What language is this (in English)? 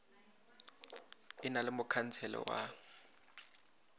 Northern Sotho